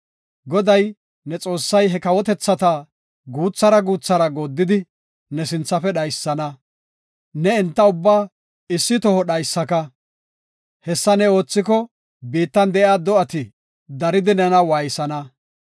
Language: Gofa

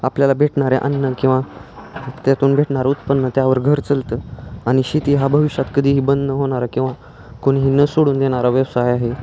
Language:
Marathi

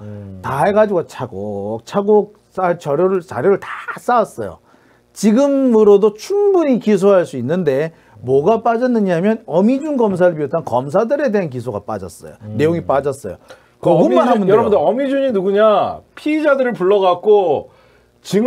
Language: Korean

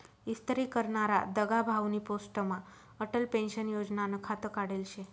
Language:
Marathi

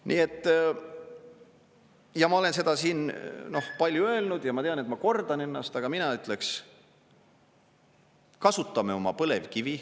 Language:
Estonian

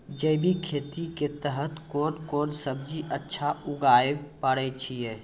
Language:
Maithili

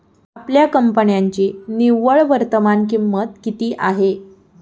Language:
Marathi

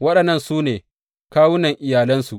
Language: Hausa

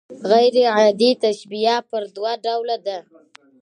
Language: Pashto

